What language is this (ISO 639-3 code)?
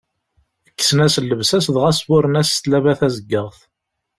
kab